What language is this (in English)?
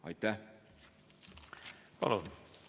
Estonian